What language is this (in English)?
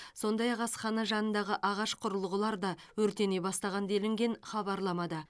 Kazakh